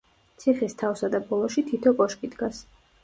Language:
Georgian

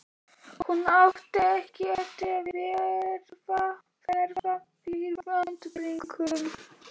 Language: Icelandic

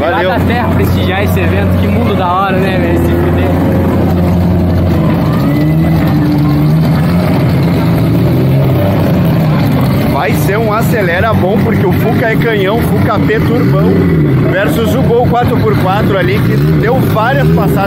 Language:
Portuguese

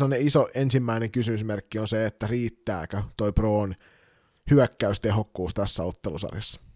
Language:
Finnish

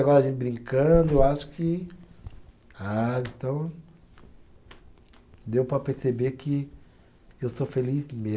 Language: Portuguese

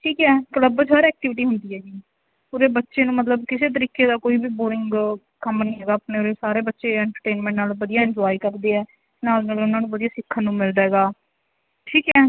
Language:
Punjabi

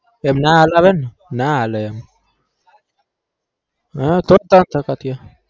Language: Gujarati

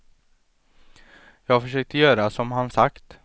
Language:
Swedish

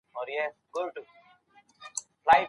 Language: Pashto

